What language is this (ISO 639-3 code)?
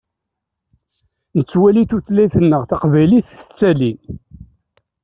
kab